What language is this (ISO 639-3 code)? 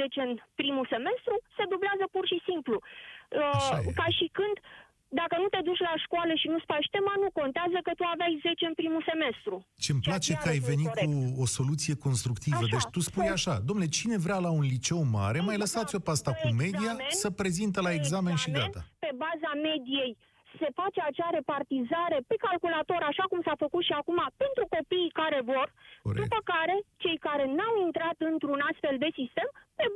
ron